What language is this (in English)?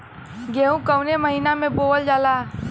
Bhojpuri